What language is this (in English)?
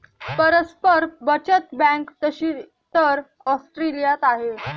Marathi